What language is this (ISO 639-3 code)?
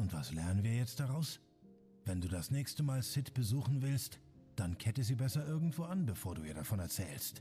deu